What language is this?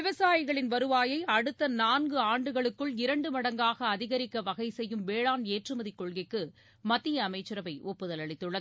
Tamil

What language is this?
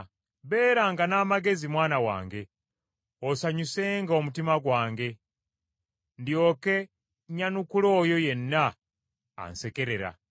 Ganda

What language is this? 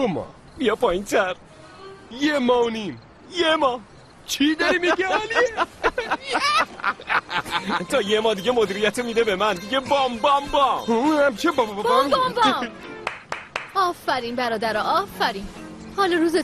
Persian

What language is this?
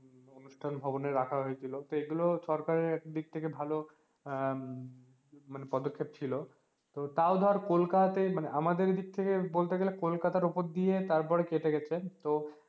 Bangla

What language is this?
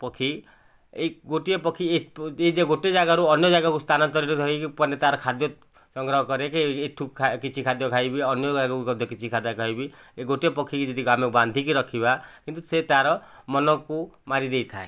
Odia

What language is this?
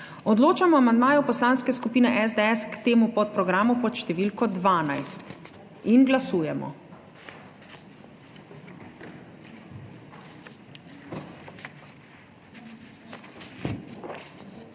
Slovenian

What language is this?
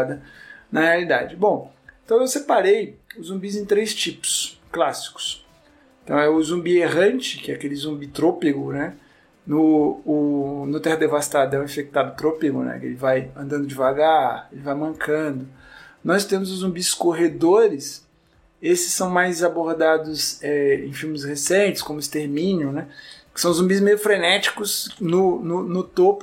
Portuguese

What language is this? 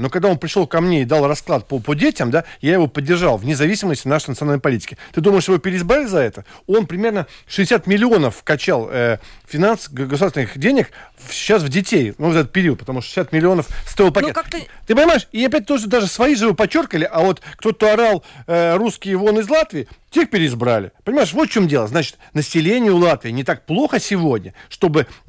Russian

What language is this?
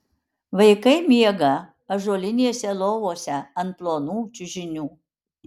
Lithuanian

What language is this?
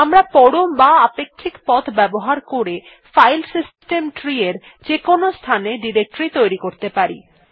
Bangla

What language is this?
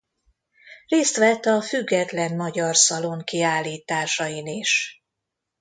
Hungarian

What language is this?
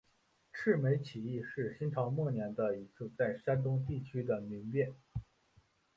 Chinese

